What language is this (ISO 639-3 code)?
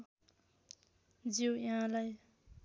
nep